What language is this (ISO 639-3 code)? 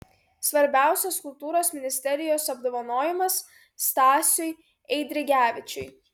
lit